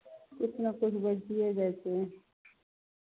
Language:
Maithili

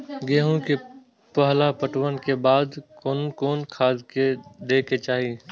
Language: Maithili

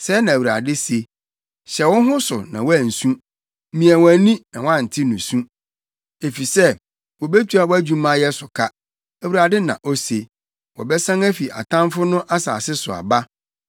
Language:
Akan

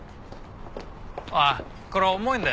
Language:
Japanese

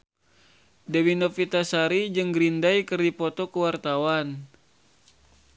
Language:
Sundanese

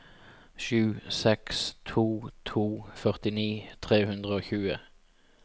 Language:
Norwegian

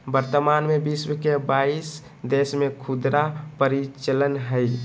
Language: Magahi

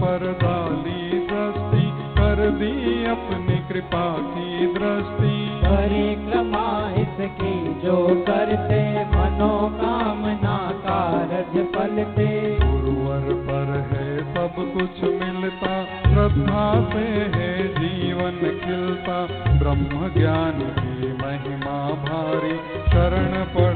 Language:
Hindi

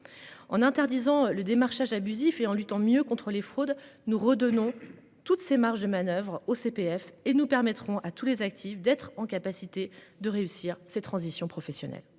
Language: French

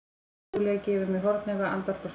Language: Icelandic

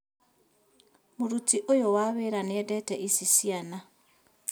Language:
Kikuyu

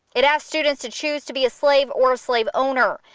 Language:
English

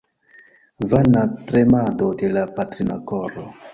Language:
Esperanto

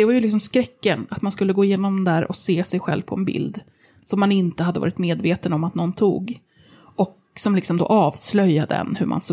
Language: Swedish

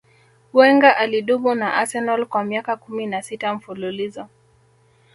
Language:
Swahili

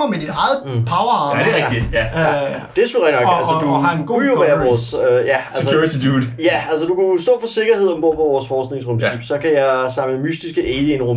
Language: Danish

